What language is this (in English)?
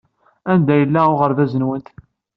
Kabyle